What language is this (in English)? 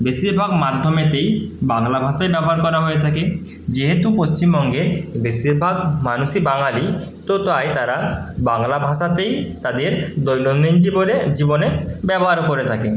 Bangla